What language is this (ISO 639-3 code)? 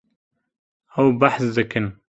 kur